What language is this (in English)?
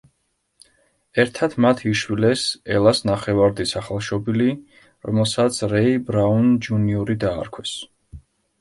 Georgian